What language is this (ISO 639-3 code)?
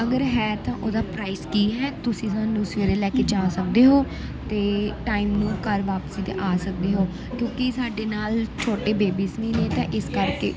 pan